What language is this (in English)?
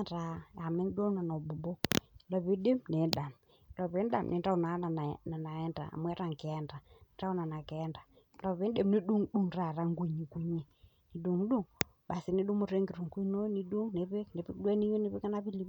Masai